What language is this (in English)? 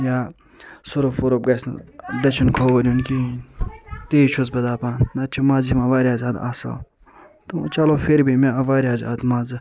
Kashmiri